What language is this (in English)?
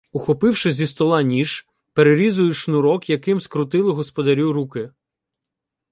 Ukrainian